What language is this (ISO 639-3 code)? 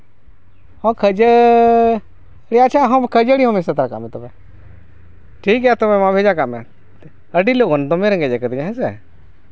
sat